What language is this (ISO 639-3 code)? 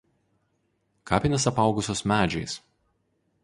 lit